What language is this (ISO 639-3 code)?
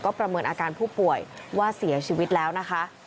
tha